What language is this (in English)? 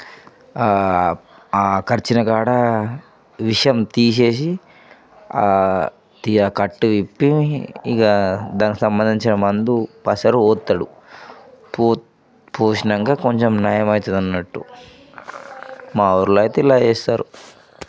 Telugu